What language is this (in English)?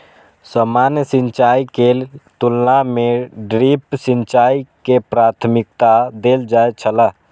Maithili